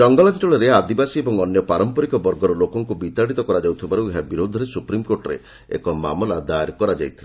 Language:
Odia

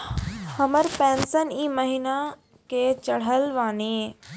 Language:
Maithili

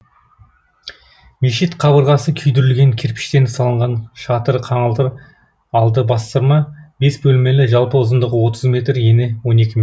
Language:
Kazakh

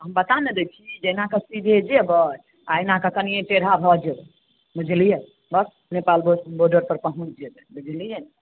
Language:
Maithili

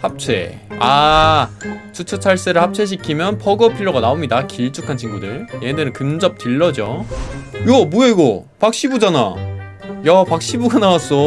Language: Korean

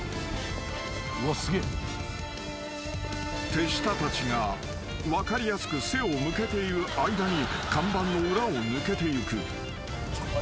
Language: Japanese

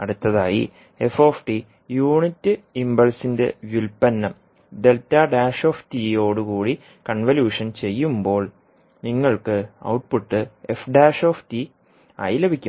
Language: Malayalam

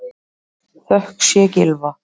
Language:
Icelandic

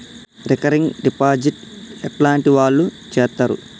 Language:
Telugu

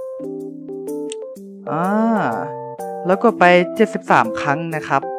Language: Thai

